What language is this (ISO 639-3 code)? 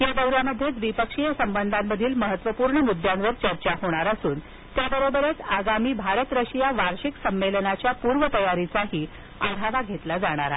mar